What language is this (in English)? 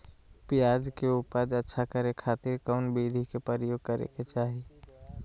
Magahi